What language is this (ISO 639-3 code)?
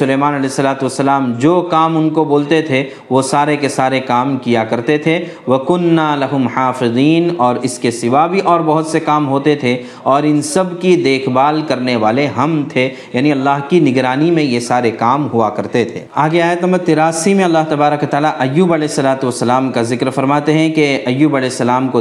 urd